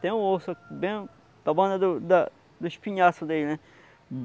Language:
Portuguese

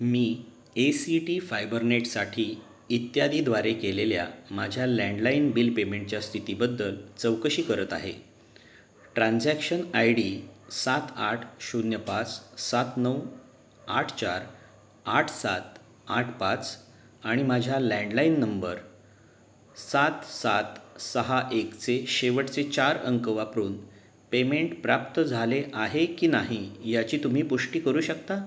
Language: Marathi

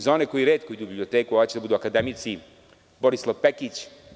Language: Serbian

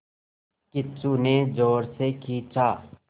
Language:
Hindi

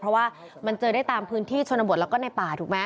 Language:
Thai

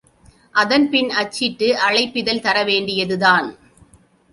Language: Tamil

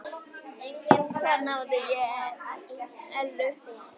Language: Icelandic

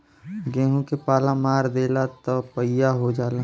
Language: Bhojpuri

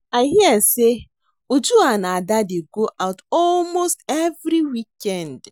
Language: Nigerian Pidgin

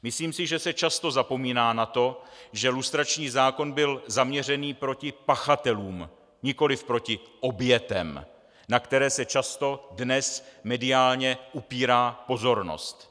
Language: Czech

